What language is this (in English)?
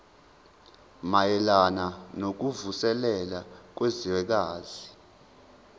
Zulu